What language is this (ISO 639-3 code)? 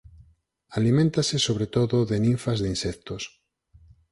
glg